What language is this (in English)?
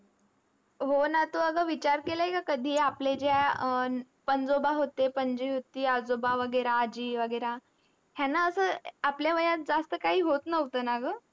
Marathi